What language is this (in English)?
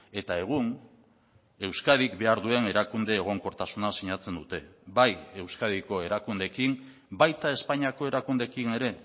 Basque